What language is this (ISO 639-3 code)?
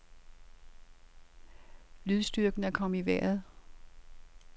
dan